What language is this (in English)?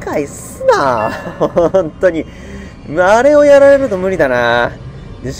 Japanese